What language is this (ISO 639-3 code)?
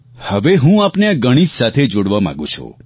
guj